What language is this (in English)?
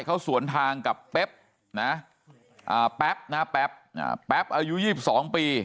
Thai